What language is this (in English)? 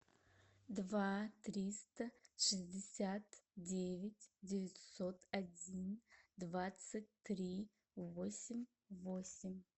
Russian